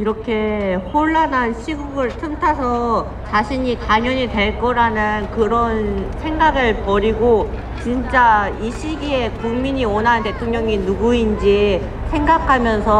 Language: Korean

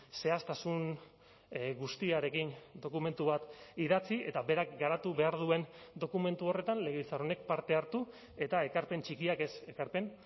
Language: Basque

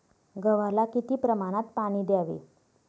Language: Marathi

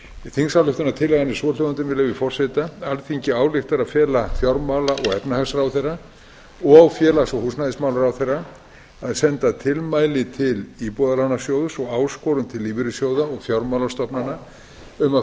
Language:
Icelandic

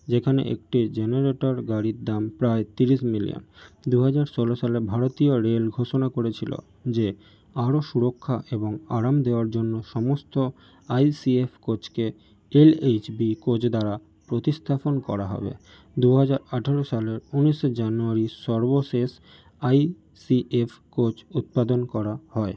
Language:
Bangla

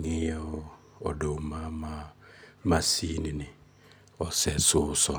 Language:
Luo (Kenya and Tanzania)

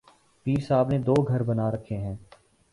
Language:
Urdu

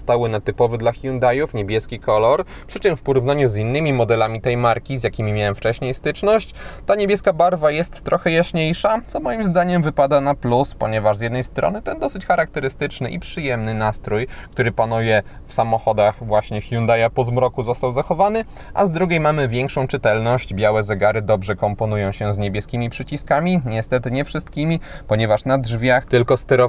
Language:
Polish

